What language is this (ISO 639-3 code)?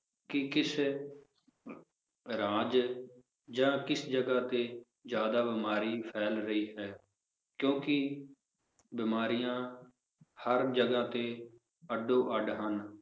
pan